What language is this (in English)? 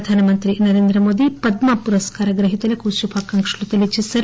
Telugu